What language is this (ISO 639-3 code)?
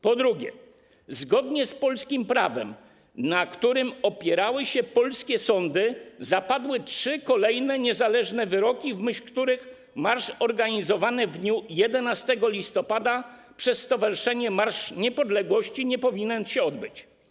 pol